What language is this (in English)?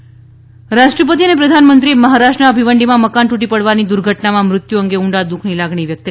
Gujarati